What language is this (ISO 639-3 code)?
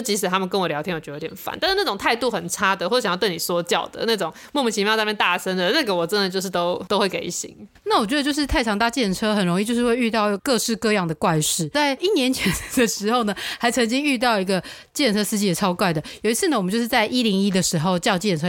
zho